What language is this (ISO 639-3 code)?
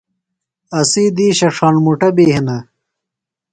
phl